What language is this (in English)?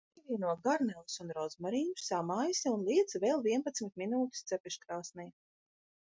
Latvian